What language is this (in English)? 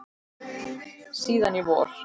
Icelandic